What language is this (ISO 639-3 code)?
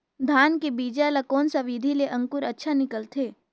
hne